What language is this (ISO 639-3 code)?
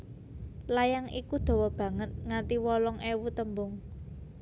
jav